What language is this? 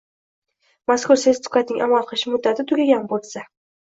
Uzbek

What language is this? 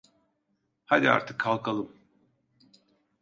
Turkish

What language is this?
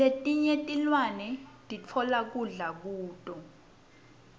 Swati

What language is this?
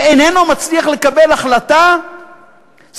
Hebrew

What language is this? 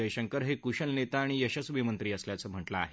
Marathi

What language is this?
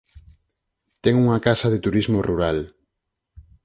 Galician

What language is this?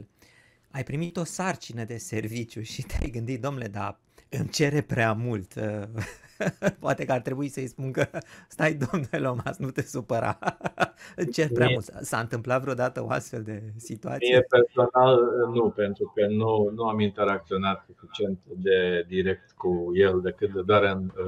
Romanian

